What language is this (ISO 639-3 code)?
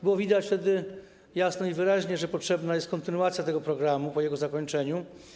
pol